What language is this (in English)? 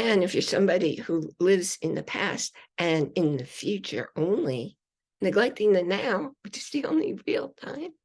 English